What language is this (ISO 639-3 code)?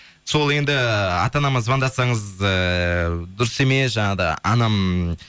kaz